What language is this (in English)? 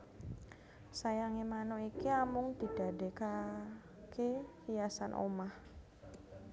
Javanese